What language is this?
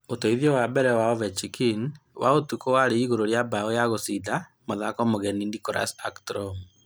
Kikuyu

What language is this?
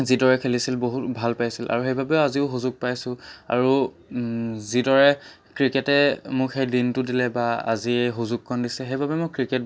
Assamese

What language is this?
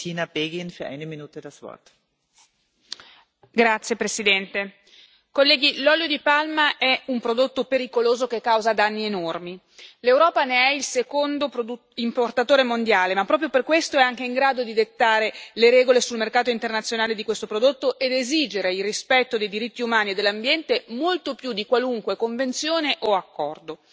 Italian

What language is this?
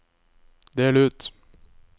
Norwegian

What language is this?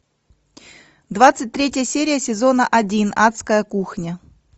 Russian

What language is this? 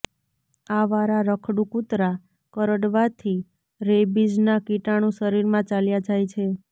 Gujarati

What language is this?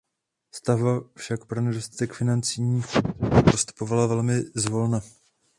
Czech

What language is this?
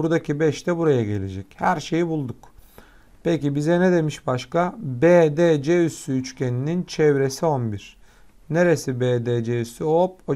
Turkish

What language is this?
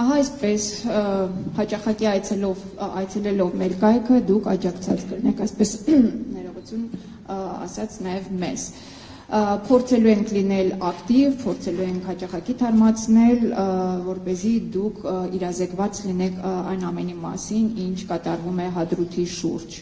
Romanian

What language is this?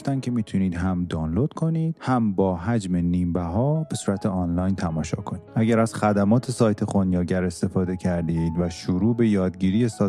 Persian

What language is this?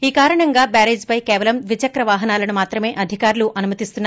Telugu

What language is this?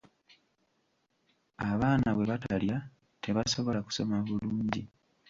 Ganda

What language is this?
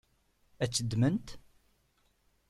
Kabyle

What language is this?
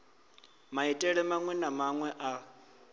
Venda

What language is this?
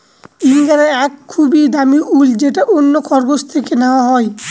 Bangla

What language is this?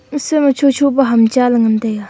Wancho Naga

